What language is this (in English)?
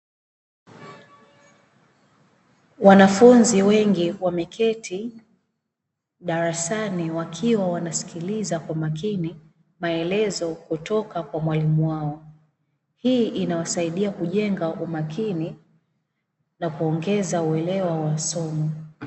Swahili